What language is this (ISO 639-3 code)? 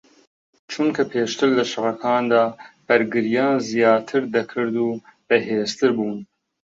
ckb